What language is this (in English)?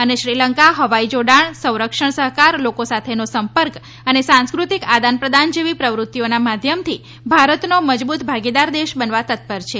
Gujarati